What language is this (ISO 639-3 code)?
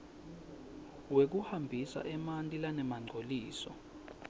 ssw